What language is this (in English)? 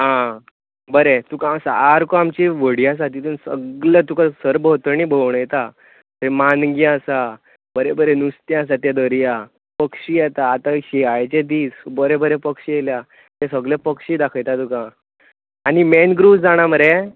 Konkani